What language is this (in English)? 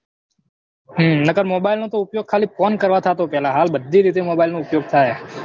Gujarati